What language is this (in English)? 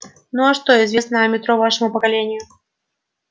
Russian